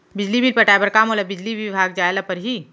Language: Chhattisgarhi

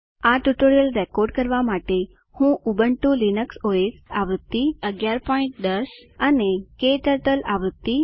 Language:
Gujarati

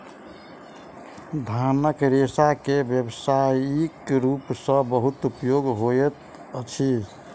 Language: Maithili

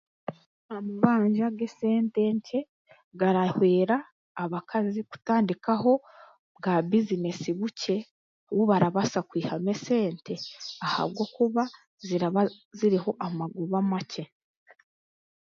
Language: Chiga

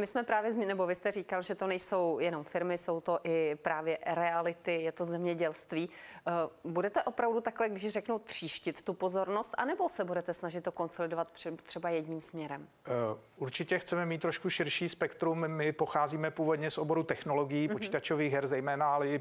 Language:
Czech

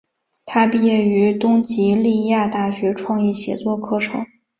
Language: Chinese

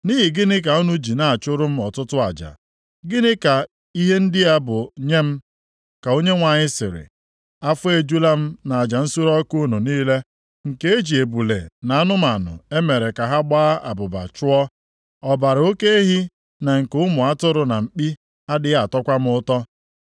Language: Igbo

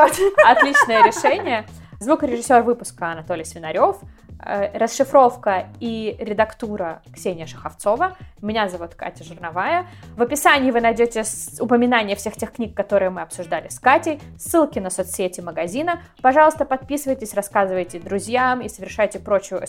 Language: Russian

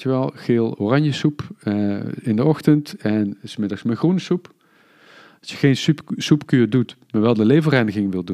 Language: Dutch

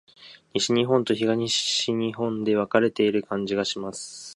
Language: Japanese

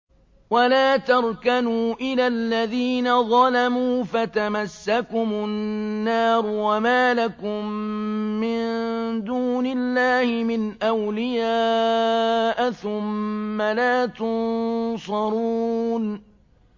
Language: Arabic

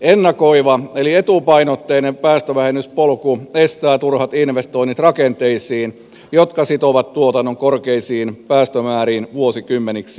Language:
Finnish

